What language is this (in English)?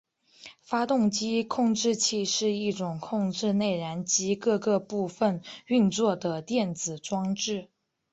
Chinese